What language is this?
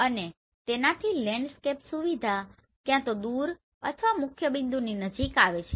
Gujarati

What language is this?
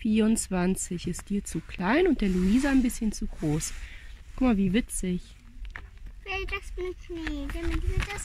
German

